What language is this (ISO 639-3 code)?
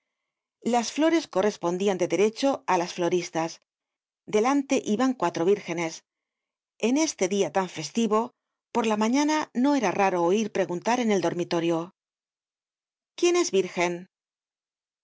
spa